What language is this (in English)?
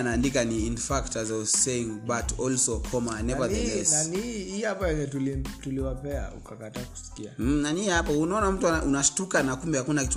Swahili